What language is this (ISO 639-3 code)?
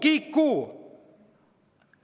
est